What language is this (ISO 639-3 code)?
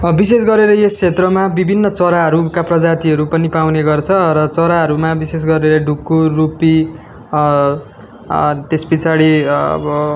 nep